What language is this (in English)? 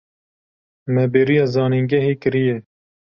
Kurdish